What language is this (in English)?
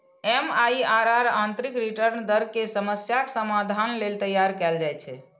Maithili